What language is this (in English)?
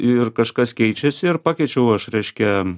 Lithuanian